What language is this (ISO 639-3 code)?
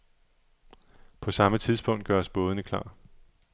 dan